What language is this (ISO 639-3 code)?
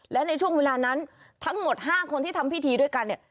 tha